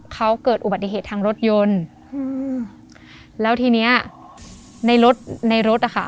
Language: Thai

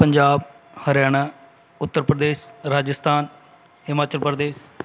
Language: Punjabi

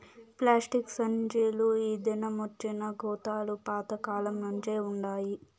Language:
Telugu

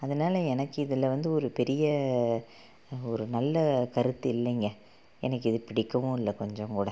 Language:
Tamil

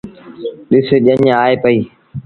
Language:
Sindhi Bhil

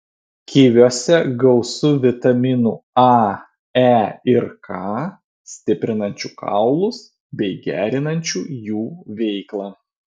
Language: Lithuanian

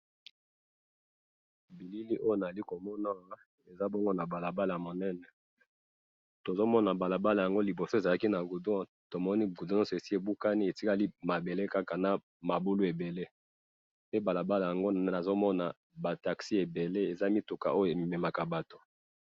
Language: Lingala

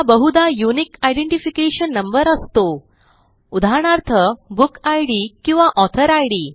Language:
Marathi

